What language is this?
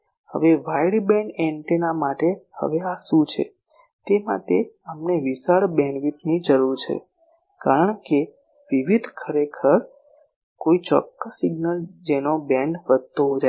Gujarati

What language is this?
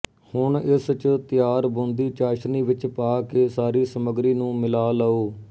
Punjabi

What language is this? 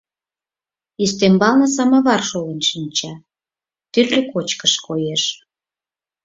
Mari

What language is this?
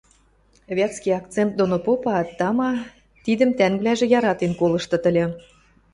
Western Mari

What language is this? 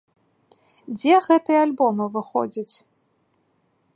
Belarusian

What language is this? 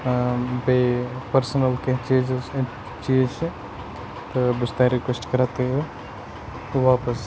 Kashmiri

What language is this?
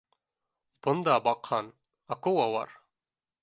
Bashkir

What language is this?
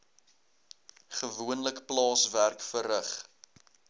Afrikaans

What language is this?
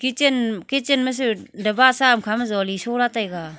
Wancho Naga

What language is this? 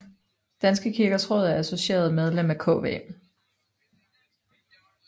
Danish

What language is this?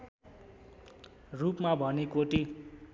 Nepali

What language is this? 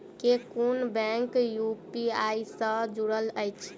Maithili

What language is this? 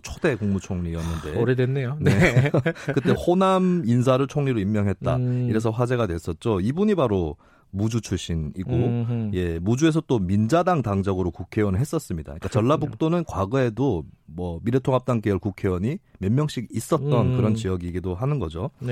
Korean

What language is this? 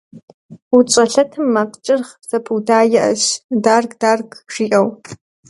Kabardian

